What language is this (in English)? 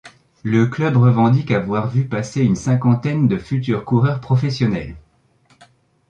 French